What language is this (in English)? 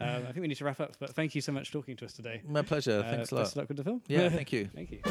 English